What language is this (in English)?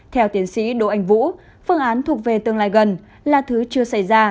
Vietnamese